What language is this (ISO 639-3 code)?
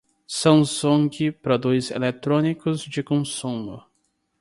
por